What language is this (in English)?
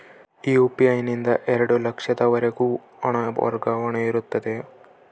Kannada